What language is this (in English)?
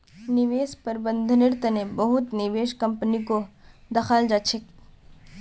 Magahi